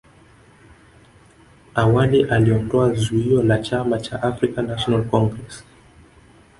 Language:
Swahili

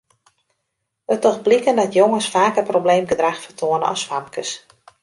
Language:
Western Frisian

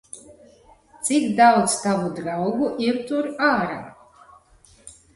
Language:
Latvian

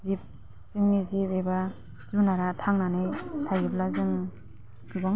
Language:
Bodo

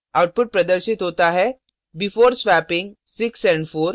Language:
Hindi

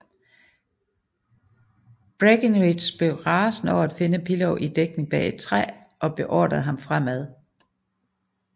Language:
Danish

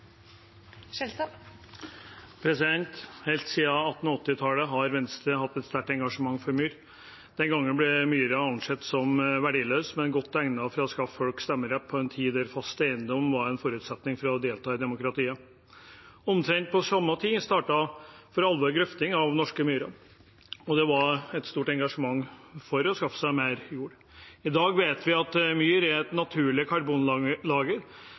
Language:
Norwegian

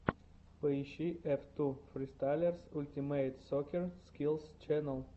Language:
Russian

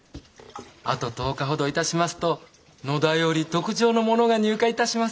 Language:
Japanese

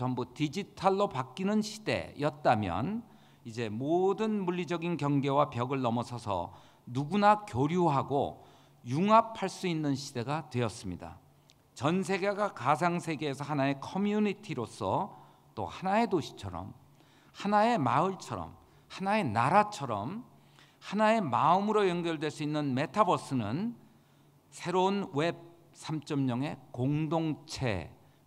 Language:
Korean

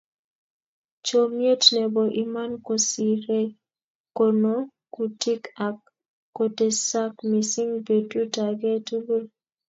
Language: Kalenjin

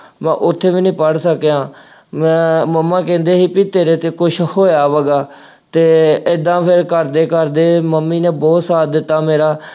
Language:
Punjabi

